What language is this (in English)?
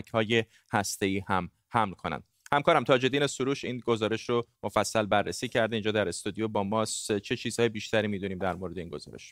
Persian